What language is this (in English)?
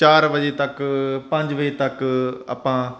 Punjabi